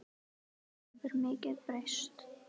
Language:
Icelandic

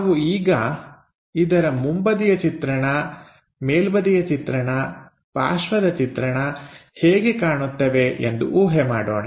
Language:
Kannada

